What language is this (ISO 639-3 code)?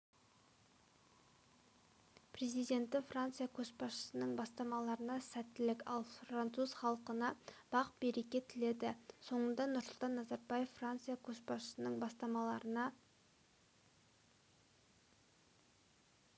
kaz